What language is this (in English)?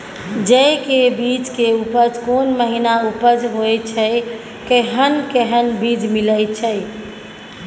Maithili